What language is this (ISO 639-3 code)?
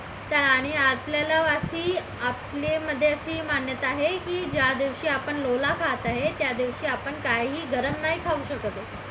mar